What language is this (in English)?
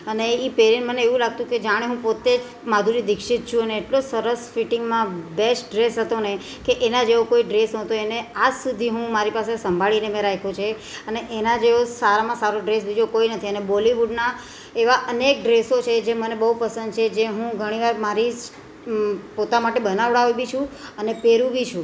Gujarati